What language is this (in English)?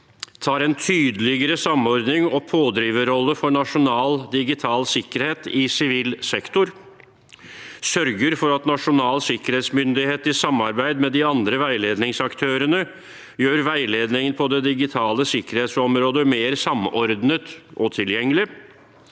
Norwegian